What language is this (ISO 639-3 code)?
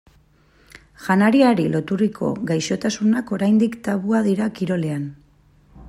eus